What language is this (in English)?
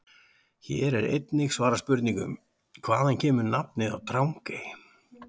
Icelandic